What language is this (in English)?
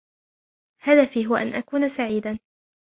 Arabic